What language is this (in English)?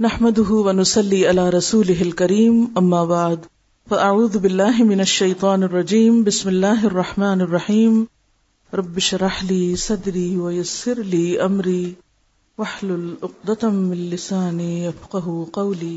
Urdu